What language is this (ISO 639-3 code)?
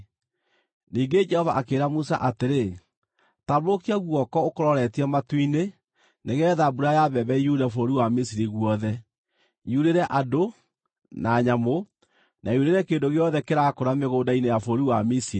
kik